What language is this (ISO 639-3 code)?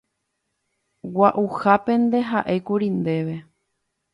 grn